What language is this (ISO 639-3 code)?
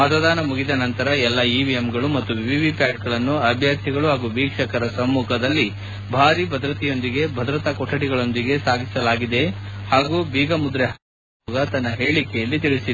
kan